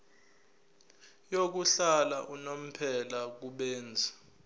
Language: Zulu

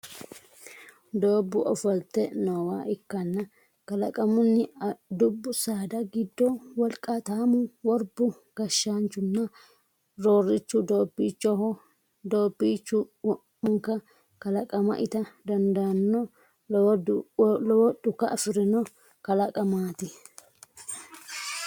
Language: Sidamo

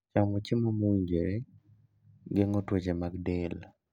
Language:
Luo (Kenya and Tanzania)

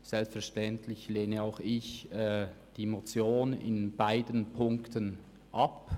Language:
Swiss German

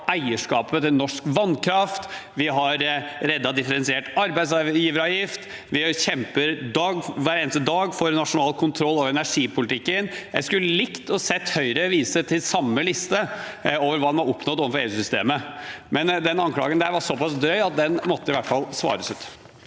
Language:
Norwegian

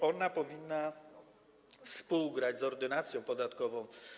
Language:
Polish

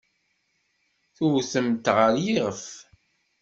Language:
Kabyle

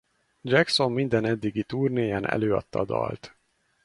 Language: Hungarian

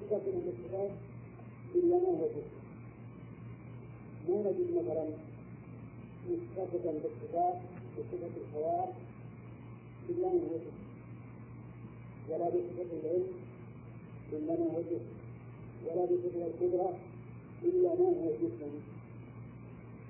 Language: Arabic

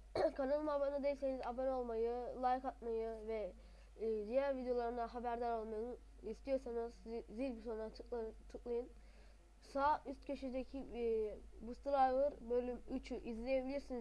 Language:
Turkish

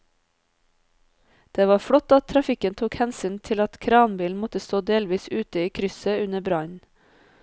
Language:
Norwegian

